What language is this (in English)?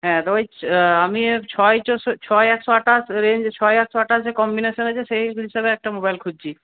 Bangla